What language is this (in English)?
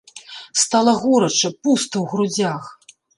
Belarusian